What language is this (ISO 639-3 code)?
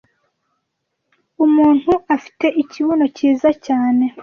kin